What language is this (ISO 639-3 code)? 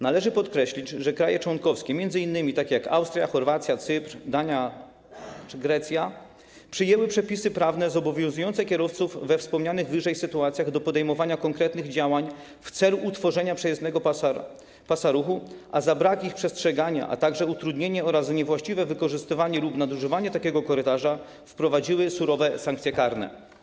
pol